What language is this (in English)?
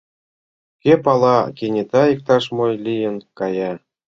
Mari